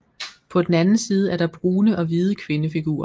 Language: Danish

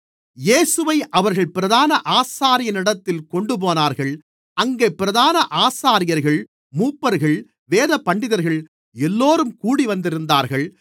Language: Tamil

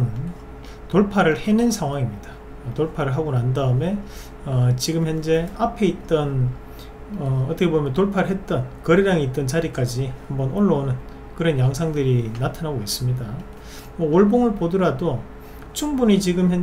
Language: Korean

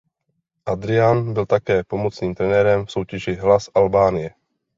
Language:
Czech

